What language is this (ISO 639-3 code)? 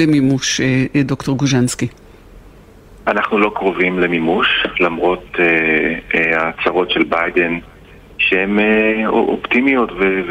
heb